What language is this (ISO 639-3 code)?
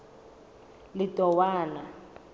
sot